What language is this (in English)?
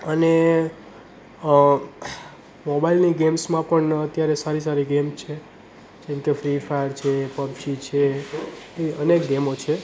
Gujarati